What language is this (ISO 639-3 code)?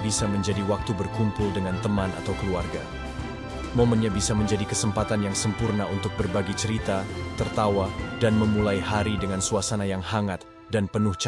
ind